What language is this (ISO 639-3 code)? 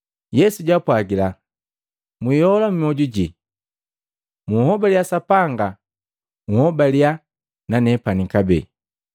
mgv